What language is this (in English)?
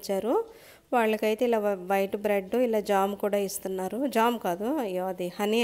Telugu